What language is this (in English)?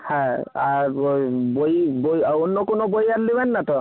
Bangla